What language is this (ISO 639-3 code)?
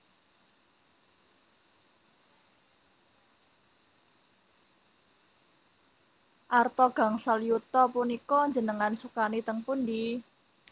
jav